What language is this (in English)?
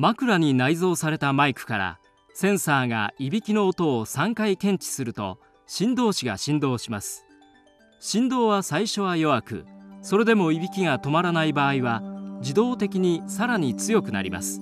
Japanese